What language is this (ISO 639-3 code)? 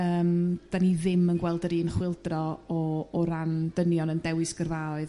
cym